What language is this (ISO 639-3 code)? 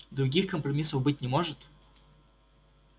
rus